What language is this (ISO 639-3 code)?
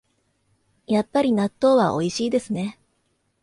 jpn